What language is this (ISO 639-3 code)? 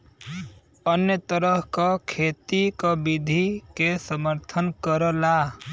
bho